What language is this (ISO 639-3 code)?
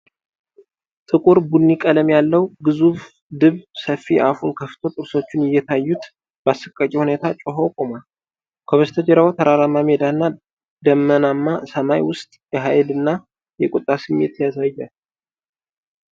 amh